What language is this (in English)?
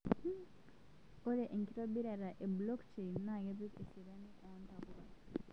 Masai